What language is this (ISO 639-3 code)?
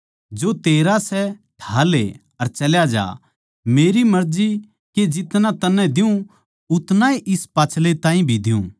bgc